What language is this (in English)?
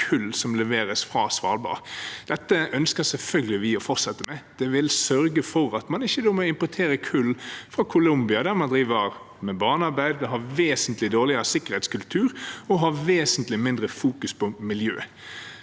Norwegian